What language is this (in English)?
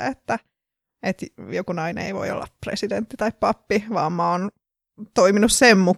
Finnish